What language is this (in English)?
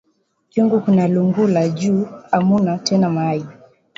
Swahili